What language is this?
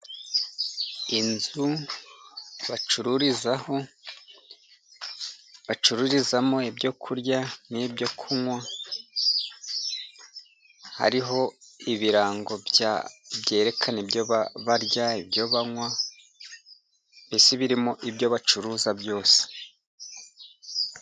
Kinyarwanda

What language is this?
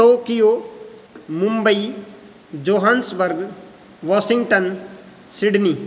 Sanskrit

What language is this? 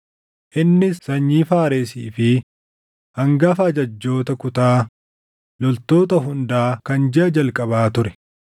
Oromo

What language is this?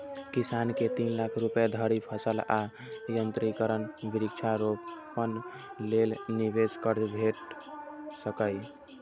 Maithili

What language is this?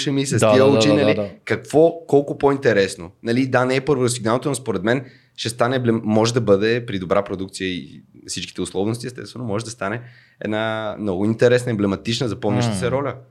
Bulgarian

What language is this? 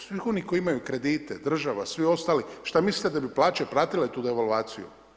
Croatian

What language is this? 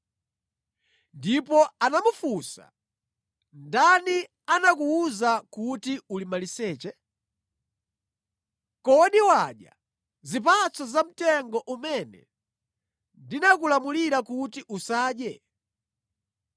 Nyanja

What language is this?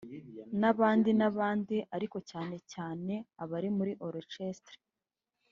Kinyarwanda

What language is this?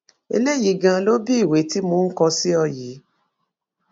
Yoruba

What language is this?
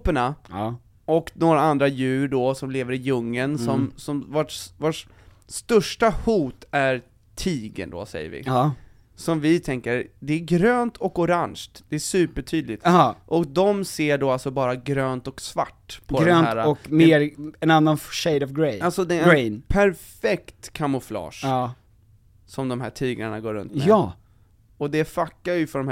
Swedish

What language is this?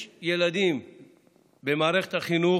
Hebrew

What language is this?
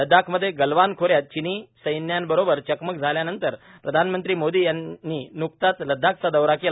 Marathi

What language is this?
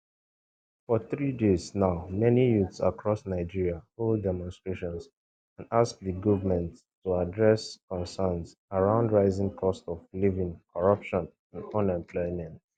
Nigerian Pidgin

